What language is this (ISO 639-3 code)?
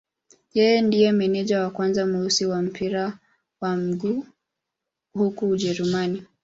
swa